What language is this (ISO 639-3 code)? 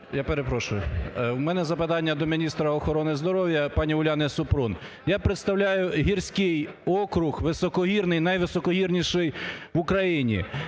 ukr